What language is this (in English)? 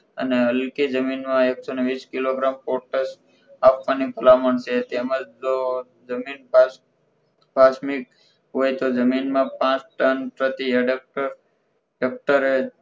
Gujarati